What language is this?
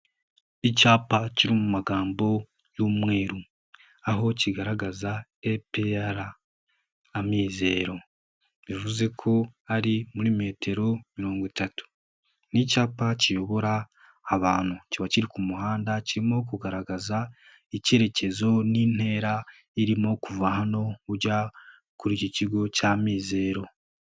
Kinyarwanda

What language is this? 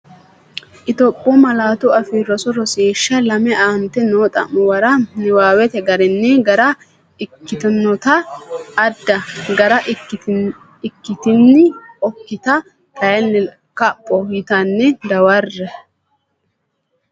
Sidamo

